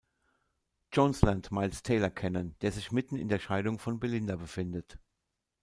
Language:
German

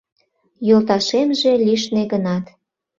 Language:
Mari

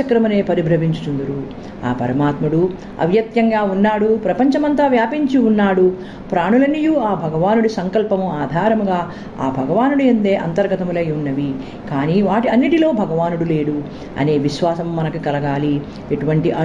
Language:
Telugu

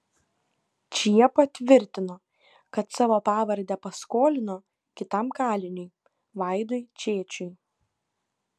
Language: Lithuanian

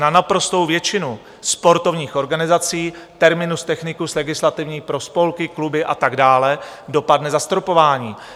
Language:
Czech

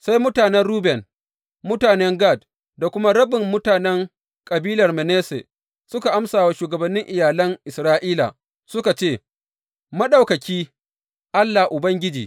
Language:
Hausa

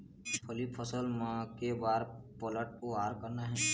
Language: Chhattisgarhi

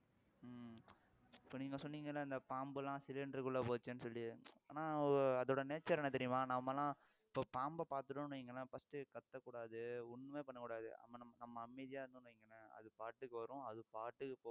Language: Tamil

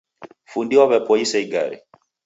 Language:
Taita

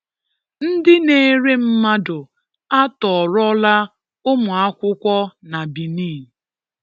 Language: Igbo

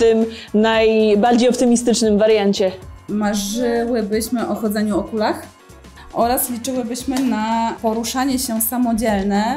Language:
Polish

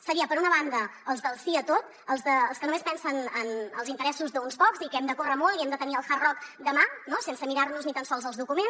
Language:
Catalan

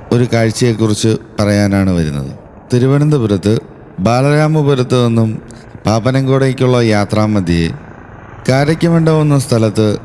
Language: Indonesian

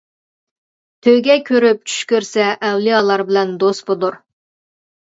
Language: Uyghur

